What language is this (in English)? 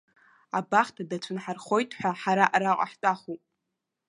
Abkhazian